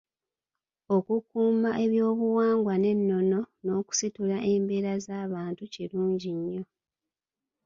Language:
Ganda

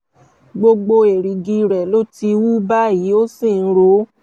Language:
Yoruba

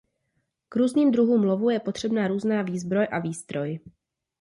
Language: Czech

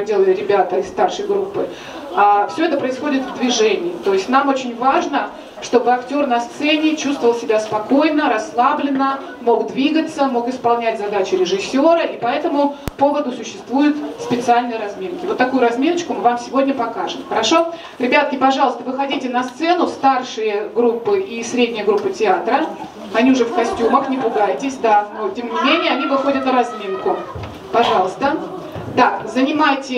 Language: Russian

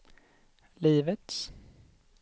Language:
Swedish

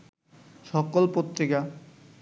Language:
Bangla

